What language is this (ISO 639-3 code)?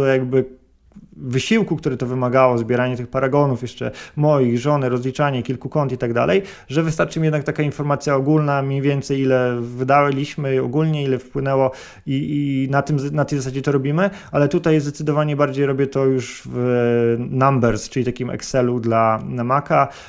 pol